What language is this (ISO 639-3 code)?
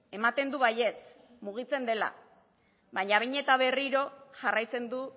eus